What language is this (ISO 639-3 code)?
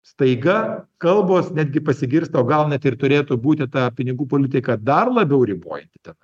lit